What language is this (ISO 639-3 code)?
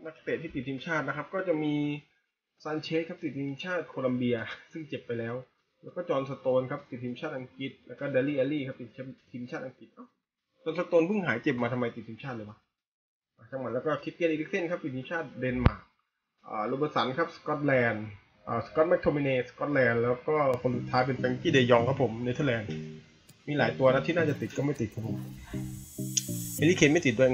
tha